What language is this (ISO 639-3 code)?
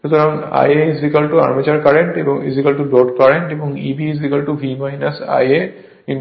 ben